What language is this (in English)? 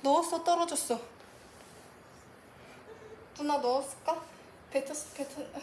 Korean